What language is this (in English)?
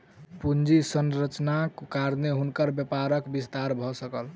Maithili